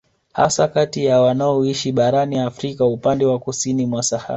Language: Swahili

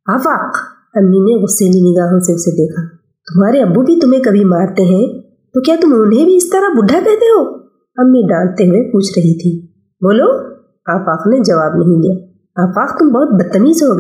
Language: Urdu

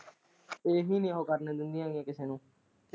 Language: Punjabi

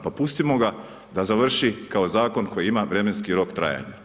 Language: Croatian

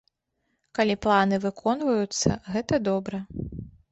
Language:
Belarusian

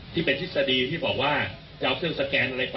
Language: Thai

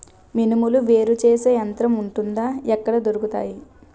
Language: Telugu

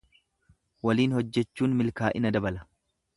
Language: Oromo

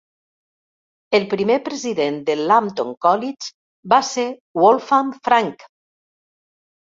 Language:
Catalan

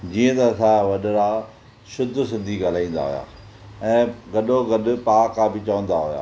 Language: Sindhi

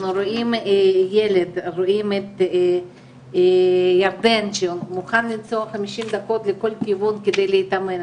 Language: Hebrew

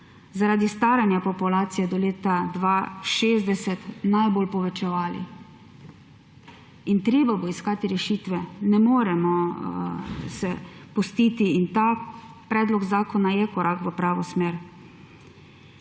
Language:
Slovenian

